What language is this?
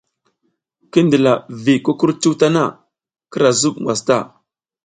South Giziga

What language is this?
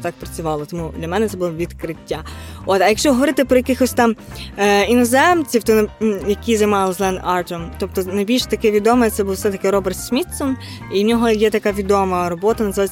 Ukrainian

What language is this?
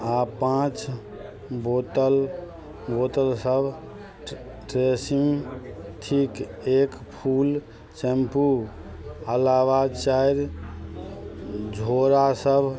Maithili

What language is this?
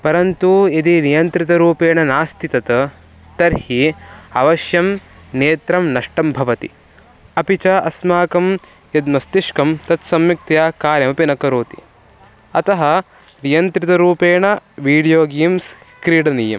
Sanskrit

